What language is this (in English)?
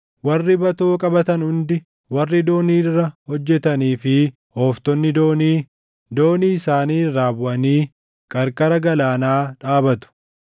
Oromo